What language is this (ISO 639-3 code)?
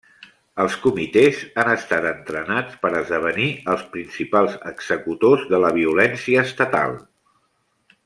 cat